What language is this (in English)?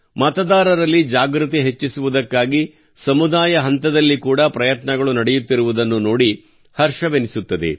Kannada